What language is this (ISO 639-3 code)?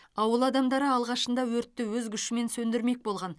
kaz